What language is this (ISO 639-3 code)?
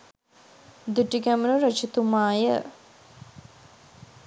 sin